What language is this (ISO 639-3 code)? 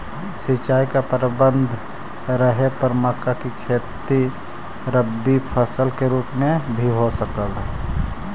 mag